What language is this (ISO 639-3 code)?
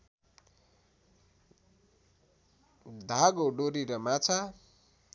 nep